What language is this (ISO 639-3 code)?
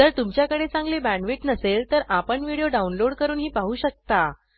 mar